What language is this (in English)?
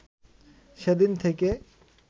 Bangla